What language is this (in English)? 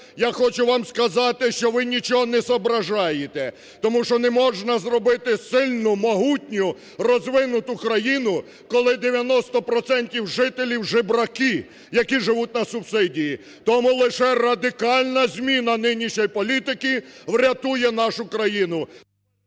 Ukrainian